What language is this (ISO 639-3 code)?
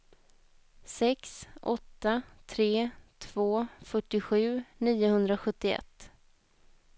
swe